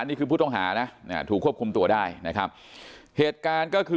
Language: Thai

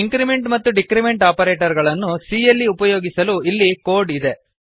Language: Kannada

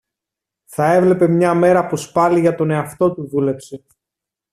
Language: Greek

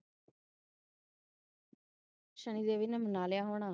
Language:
Punjabi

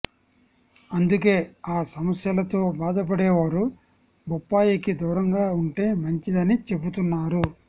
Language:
Telugu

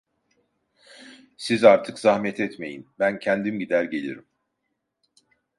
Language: Turkish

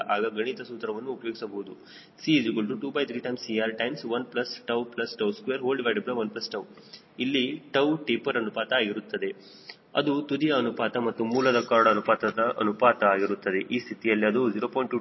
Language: Kannada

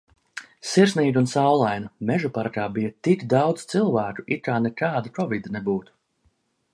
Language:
Latvian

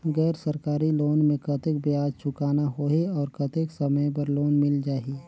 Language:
Chhattisgarhi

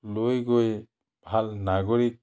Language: Assamese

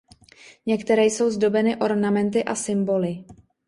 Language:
Czech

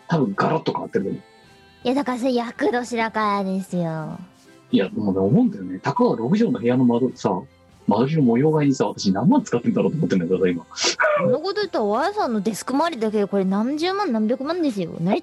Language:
Japanese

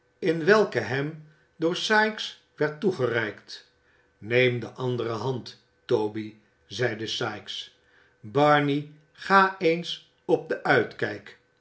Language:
Dutch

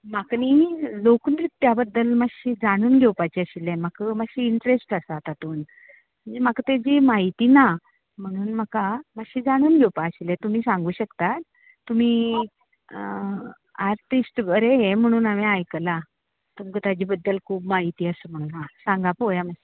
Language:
Konkani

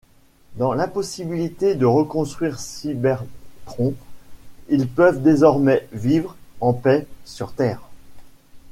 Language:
French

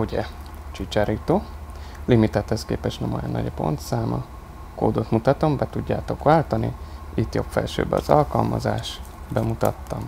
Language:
Hungarian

